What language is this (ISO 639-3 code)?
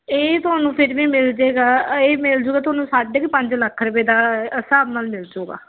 pan